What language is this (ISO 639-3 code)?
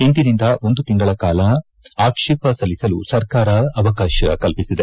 kan